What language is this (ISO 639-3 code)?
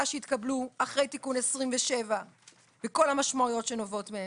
heb